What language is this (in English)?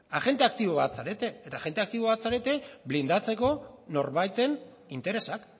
Basque